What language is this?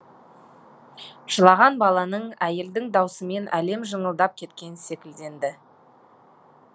Kazakh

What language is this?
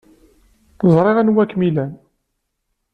Kabyle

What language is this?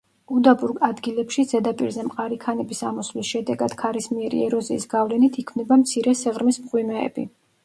Georgian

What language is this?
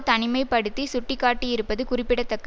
Tamil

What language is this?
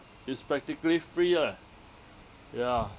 English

